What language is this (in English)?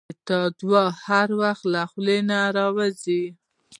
Pashto